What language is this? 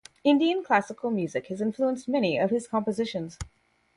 English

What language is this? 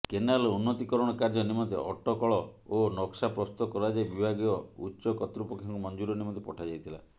Odia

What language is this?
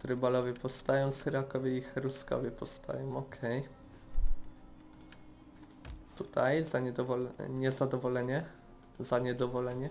Polish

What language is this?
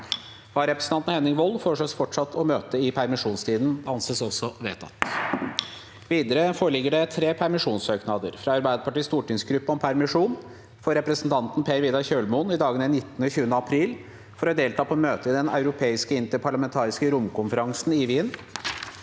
Norwegian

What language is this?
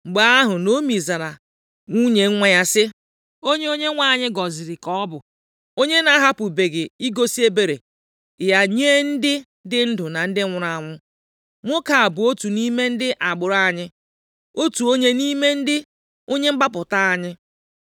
Igbo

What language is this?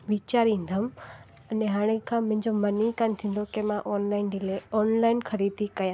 Sindhi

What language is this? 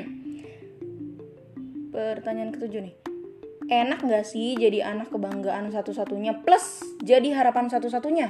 Indonesian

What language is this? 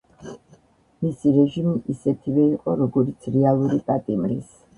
Georgian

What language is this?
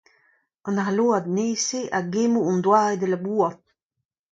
Breton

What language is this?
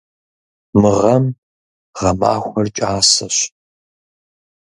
Kabardian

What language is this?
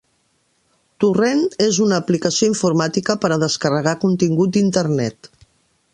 Catalan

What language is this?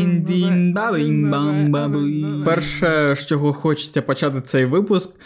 Ukrainian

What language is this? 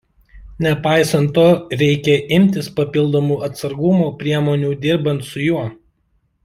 Lithuanian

